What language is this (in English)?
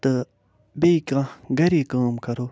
Kashmiri